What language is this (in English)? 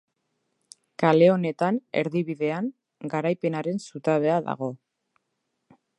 Basque